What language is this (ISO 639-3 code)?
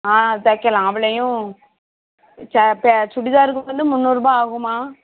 tam